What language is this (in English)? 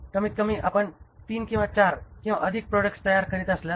Marathi